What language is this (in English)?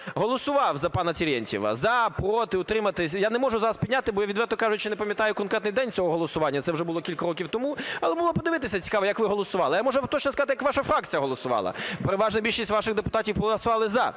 Ukrainian